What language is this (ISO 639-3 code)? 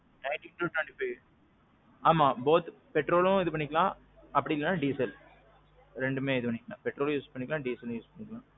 tam